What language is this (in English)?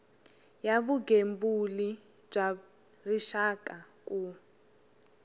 Tsonga